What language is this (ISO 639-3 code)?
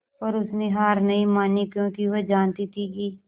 hin